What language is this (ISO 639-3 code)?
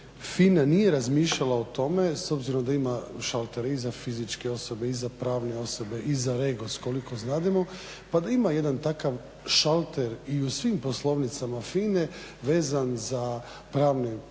hrv